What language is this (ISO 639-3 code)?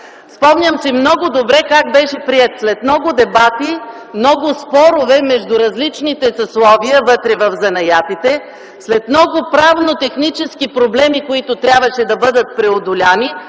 bul